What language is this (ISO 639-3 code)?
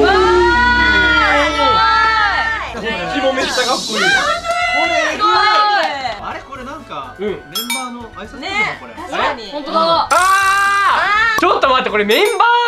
jpn